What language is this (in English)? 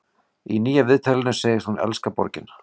Icelandic